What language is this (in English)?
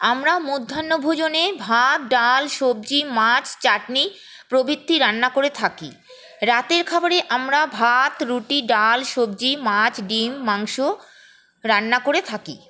Bangla